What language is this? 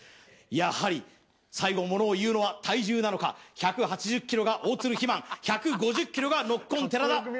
Japanese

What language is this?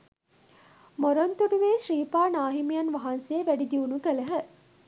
Sinhala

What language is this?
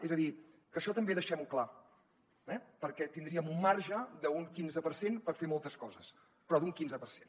Catalan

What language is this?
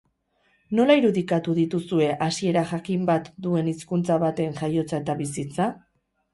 Basque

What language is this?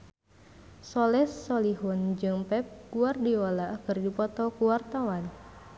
Sundanese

